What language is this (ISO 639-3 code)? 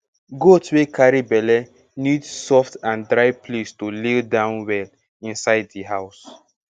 pcm